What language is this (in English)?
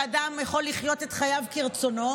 Hebrew